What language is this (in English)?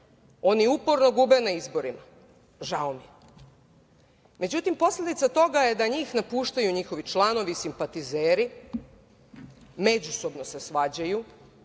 Serbian